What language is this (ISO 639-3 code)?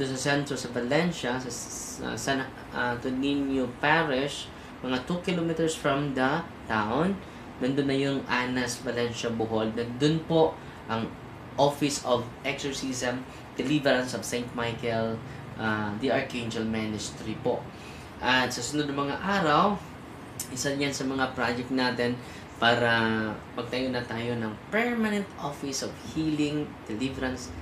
fil